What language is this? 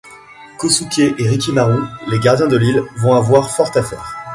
French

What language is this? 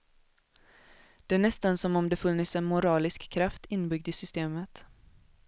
Swedish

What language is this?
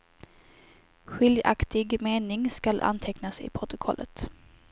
Swedish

